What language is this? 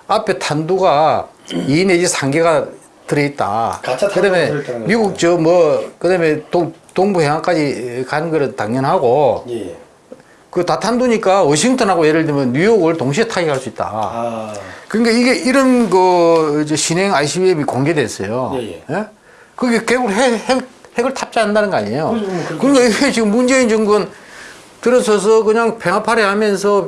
Korean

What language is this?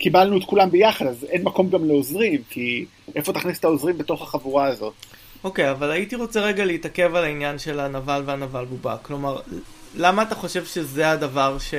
Hebrew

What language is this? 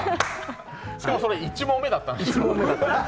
Japanese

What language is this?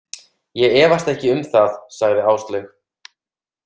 Icelandic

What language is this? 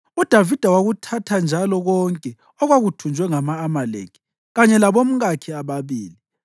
North Ndebele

